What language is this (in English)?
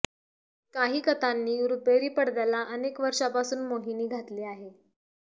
Marathi